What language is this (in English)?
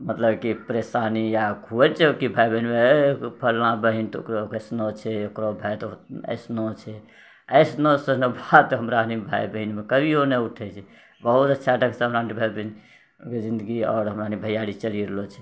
Maithili